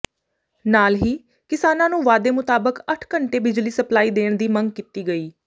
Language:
Punjabi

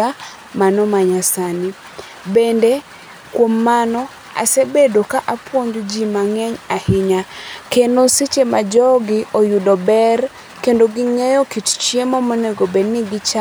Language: Luo (Kenya and Tanzania)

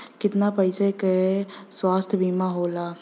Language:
Bhojpuri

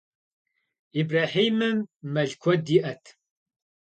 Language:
Kabardian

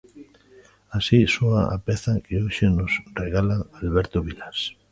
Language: Galician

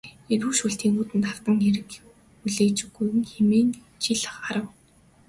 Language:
Mongolian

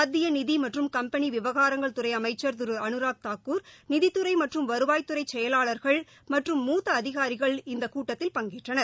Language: Tamil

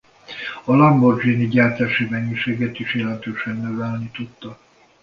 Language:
Hungarian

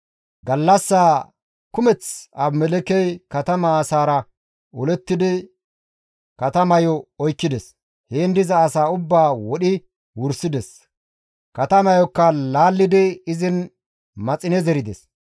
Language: Gamo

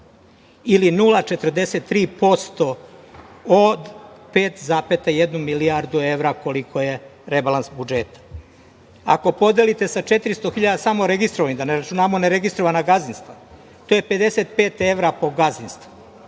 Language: Serbian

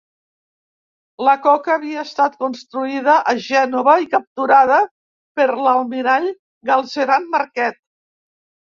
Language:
Catalan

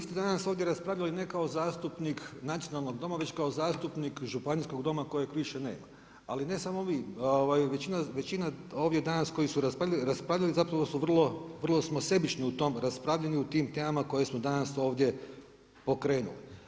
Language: Croatian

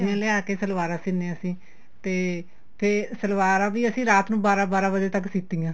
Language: Punjabi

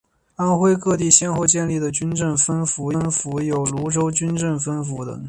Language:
Chinese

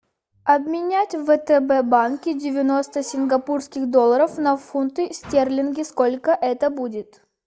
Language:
Russian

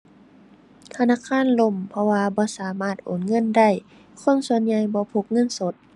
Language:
Thai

